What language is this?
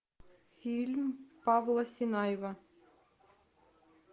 Russian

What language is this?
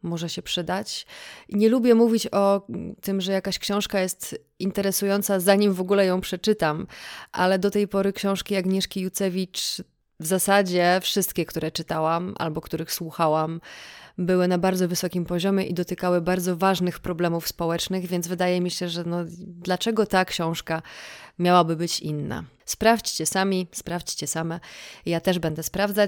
Polish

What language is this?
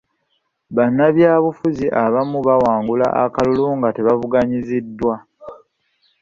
Ganda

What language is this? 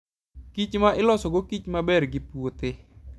Luo (Kenya and Tanzania)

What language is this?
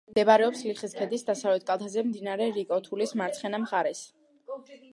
Georgian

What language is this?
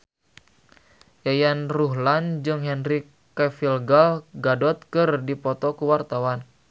Sundanese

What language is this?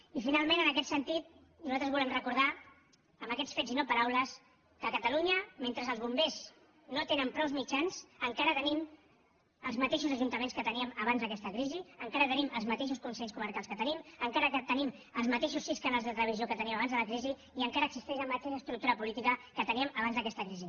Catalan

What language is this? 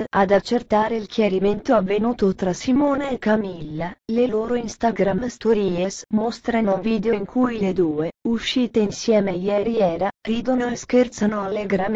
Italian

